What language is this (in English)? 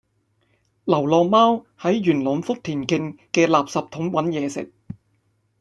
Cantonese